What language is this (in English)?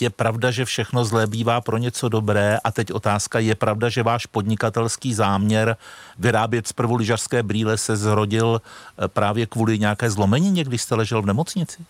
Czech